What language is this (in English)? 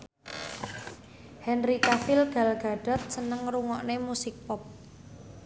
Javanese